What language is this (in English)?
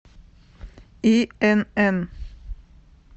Russian